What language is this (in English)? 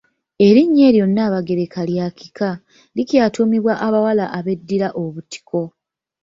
Ganda